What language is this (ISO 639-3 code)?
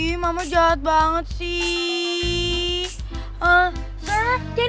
ind